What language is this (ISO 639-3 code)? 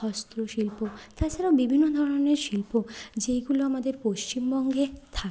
ben